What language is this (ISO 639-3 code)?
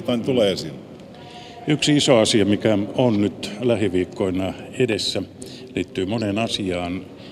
fin